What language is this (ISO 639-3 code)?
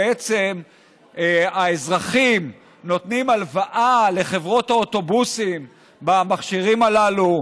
heb